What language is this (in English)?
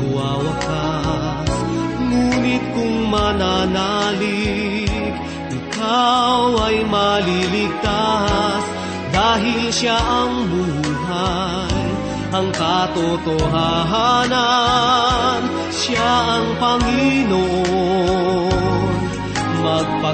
Filipino